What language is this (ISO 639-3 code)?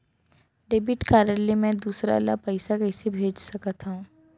hne